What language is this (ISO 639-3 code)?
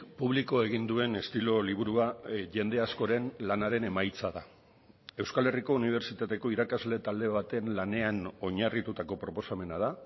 eus